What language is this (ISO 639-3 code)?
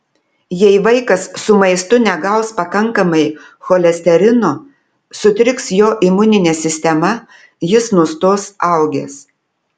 lit